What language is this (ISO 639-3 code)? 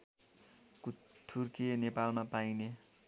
nep